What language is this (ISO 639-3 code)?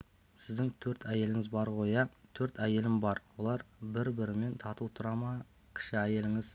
kaz